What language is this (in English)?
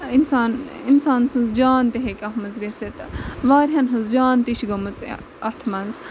Kashmiri